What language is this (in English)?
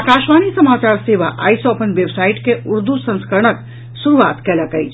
Maithili